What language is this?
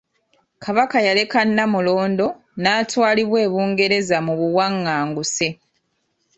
Ganda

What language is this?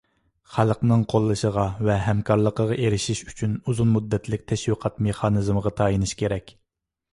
Uyghur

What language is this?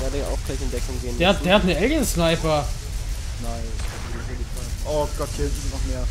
German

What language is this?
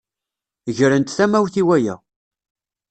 Kabyle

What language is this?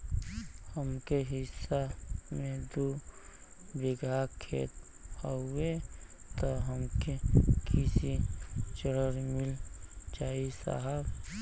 Bhojpuri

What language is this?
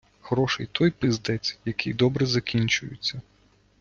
Ukrainian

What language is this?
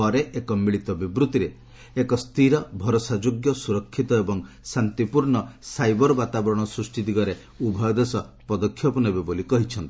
Odia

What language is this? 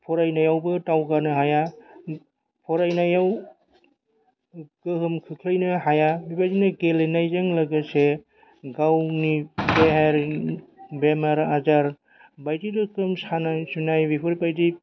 Bodo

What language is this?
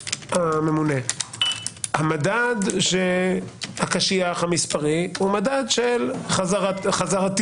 Hebrew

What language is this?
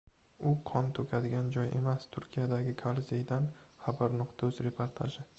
Uzbek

